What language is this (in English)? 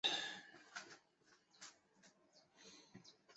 Chinese